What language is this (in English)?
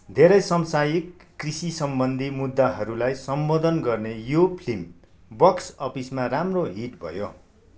Nepali